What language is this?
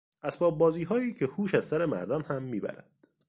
Persian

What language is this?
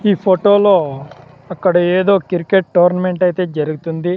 Telugu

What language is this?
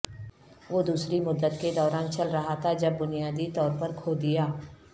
Urdu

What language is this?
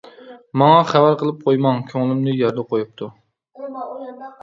Uyghur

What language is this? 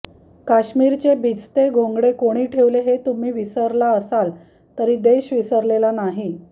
Marathi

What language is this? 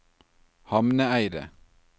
Norwegian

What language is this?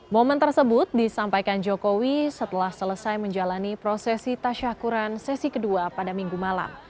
Indonesian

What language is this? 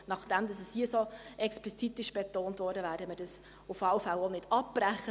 Swiss German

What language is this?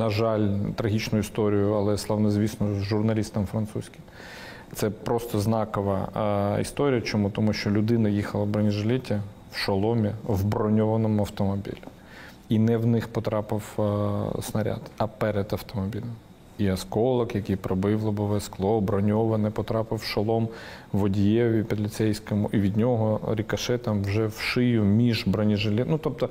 Ukrainian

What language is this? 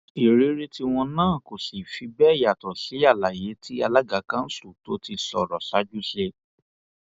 Yoruba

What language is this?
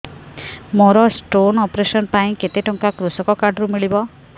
Odia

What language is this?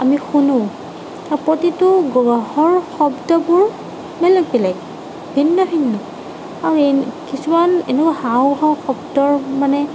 Assamese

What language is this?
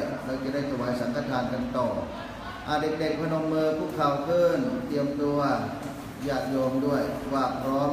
Thai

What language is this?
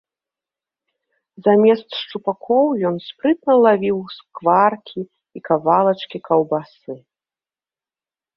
Belarusian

